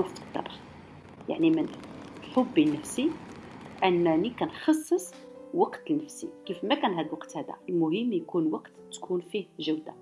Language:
Arabic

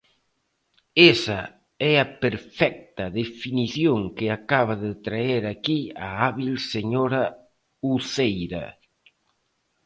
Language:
Galician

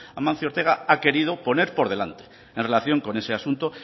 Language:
Spanish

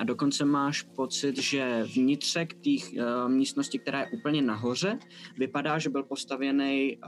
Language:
Czech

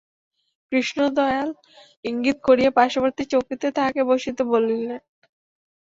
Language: Bangla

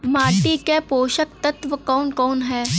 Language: Bhojpuri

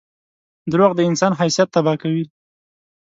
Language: Pashto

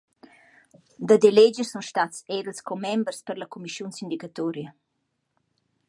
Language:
Romansh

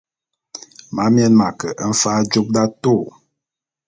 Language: Bulu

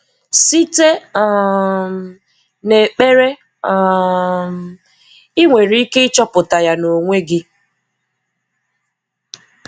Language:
Igbo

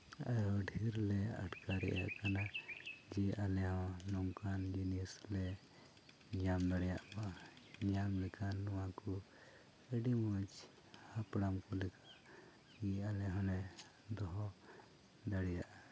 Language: Santali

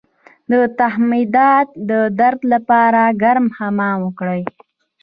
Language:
Pashto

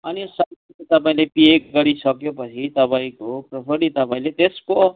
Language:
Nepali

